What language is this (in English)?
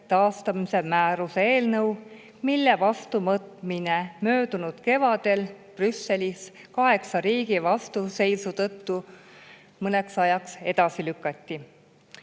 Estonian